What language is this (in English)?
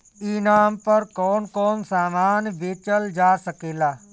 Bhojpuri